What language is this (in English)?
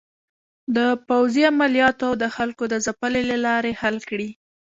Pashto